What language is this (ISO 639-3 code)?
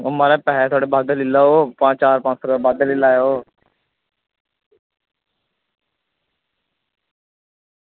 doi